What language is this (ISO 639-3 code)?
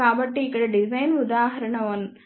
tel